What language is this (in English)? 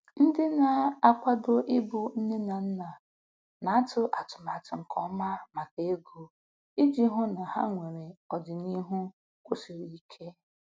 Igbo